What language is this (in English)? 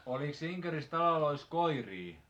Finnish